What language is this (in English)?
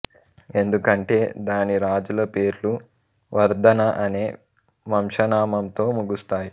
Telugu